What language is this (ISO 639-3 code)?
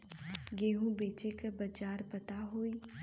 bho